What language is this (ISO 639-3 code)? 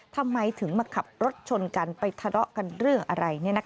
tha